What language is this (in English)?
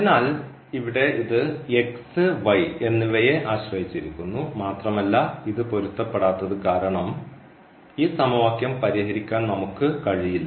Malayalam